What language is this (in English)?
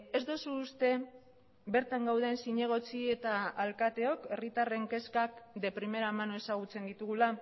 Basque